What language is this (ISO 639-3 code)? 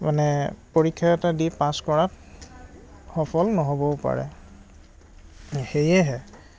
asm